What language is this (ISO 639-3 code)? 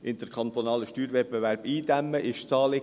gsw